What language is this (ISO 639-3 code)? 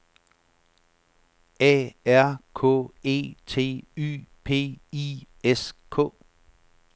dan